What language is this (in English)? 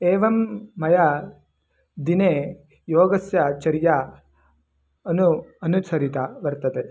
Sanskrit